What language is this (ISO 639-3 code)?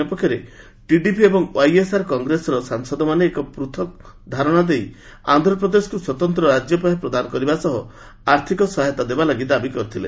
ori